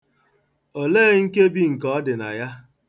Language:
Igbo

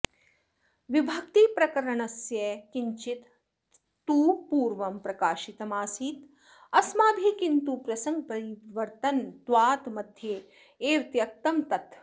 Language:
Sanskrit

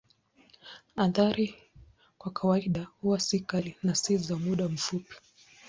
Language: Swahili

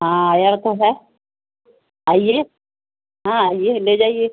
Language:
Urdu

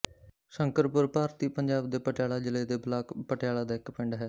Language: Punjabi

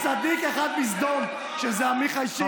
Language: Hebrew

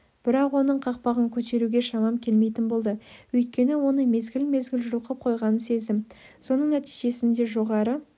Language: Kazakh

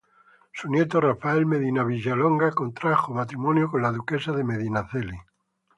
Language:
Spanish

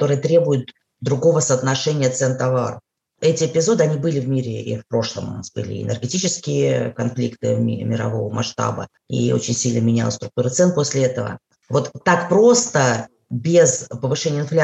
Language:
Russian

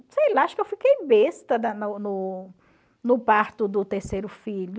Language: Portuguese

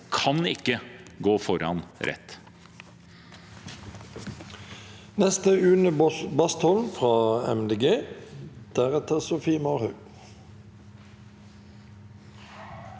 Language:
Norwegian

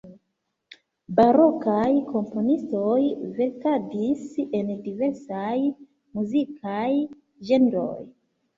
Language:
Esperanto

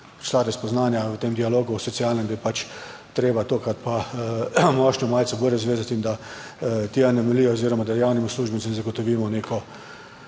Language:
Slovenian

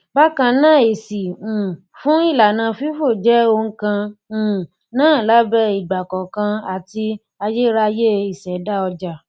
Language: Yoruba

